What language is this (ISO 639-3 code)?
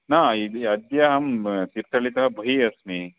san